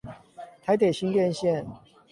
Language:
Chinese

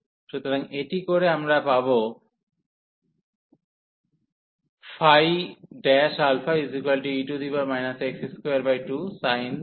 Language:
Bangla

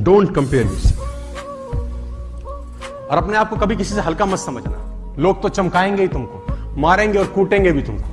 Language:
Hindi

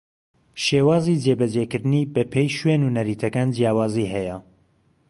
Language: Central Kurdish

